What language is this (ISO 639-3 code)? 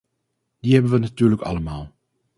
nld